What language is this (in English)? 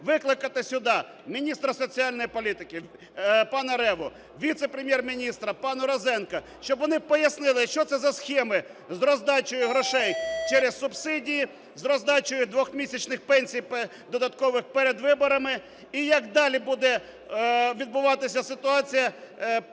Ukrainian